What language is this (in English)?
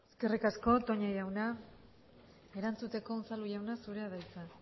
Basque